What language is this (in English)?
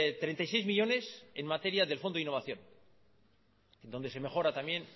Spanish